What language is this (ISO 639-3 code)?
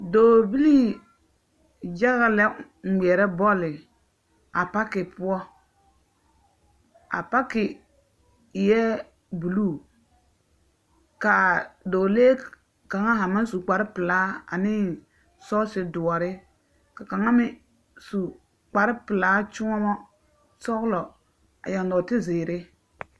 dga